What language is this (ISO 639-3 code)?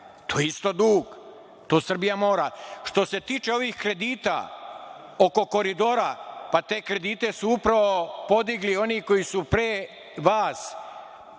srp